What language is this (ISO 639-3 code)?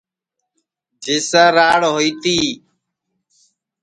ssi